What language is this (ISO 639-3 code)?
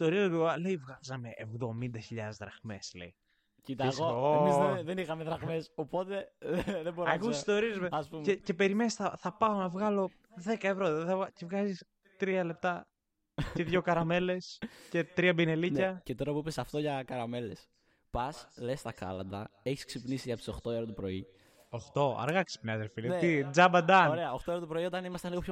ell